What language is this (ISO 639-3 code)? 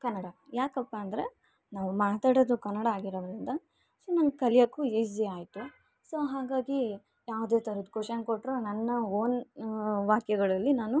kan